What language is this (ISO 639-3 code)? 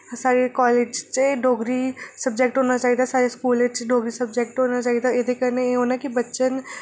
doi